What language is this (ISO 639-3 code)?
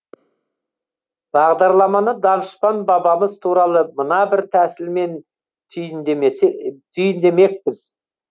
kaz